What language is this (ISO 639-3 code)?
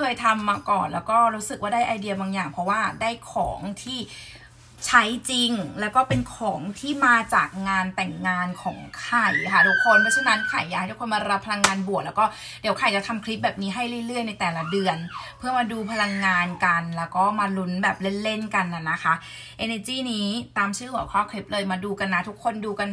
tha